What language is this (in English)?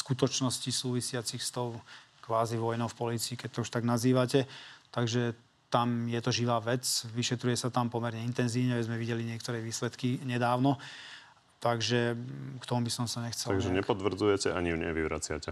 Slovak